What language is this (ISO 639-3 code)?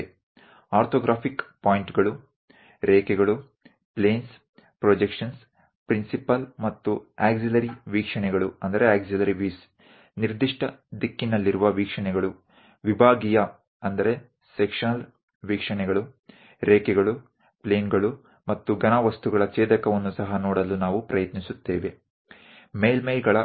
guj